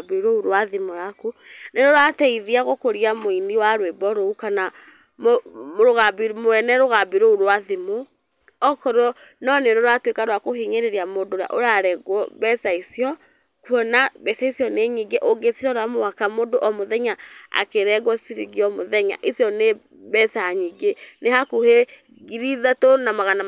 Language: Kikuyu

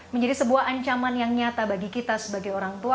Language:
Indonesian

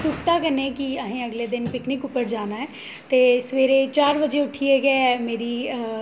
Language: Dogri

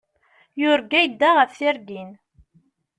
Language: Kabyle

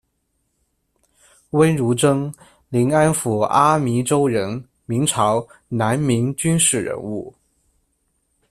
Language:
Chinese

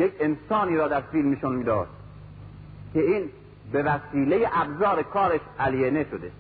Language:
Persian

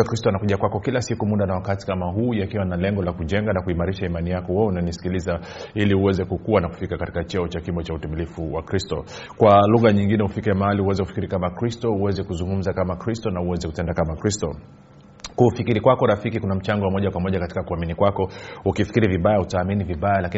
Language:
Swahili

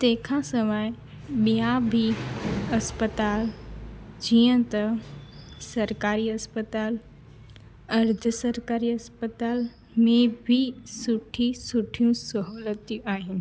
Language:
Sindhi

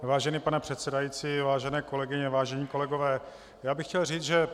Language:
Czech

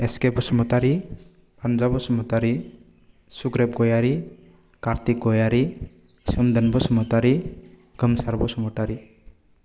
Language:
Bodo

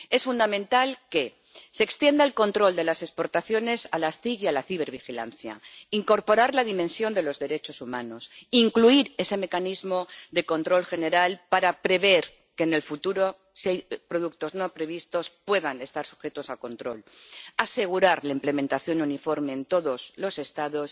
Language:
Spanish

